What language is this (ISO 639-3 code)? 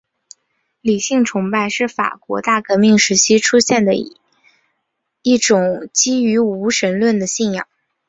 zho